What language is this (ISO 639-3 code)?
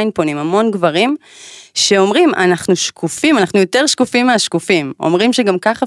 heb